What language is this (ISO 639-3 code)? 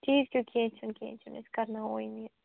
kas